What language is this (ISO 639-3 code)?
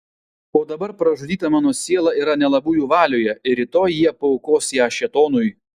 lit